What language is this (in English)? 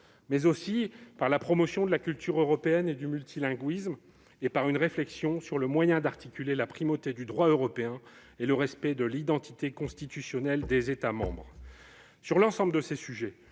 French